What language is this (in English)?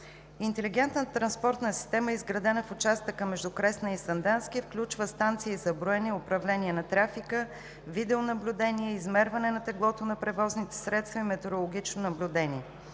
Bulgarian